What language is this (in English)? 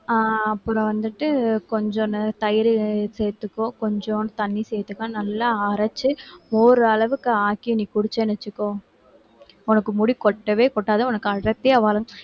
Tamil